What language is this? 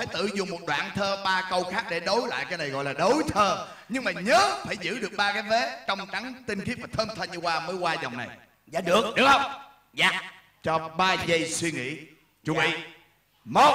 Vietnamese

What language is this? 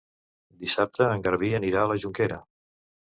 Catalan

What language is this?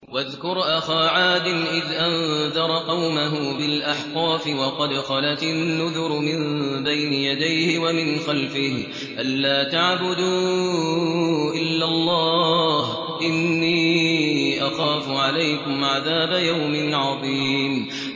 Arabic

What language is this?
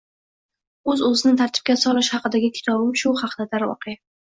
Uzbek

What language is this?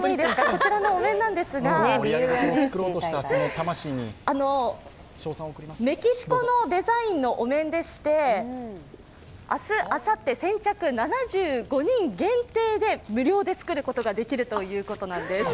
Japanese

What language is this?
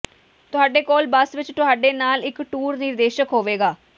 Punjabi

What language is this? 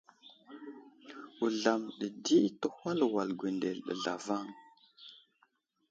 Wuzlam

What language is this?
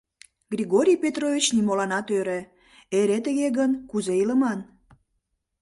Mari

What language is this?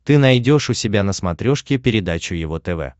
Russian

